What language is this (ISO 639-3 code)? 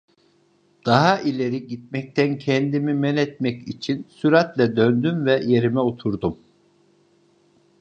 tur